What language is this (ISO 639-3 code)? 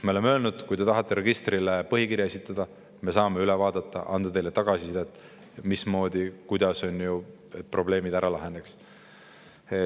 est